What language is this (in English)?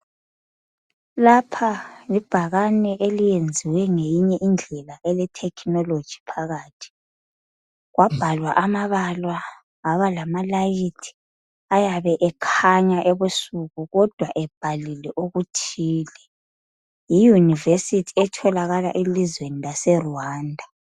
North Ndebele